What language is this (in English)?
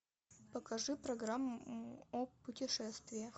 Russian